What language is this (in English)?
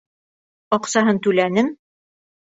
Bashkir